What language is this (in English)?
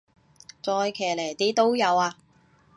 Cantonese